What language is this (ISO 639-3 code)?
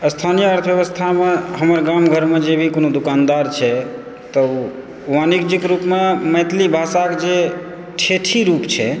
mai